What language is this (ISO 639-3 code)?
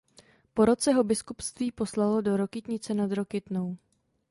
ces